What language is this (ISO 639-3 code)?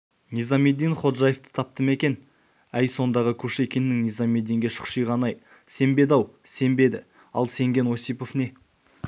kaz